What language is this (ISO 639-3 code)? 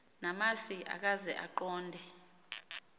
xho